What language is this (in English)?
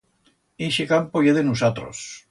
Aragonese